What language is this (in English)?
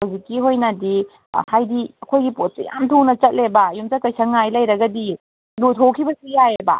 Manipuri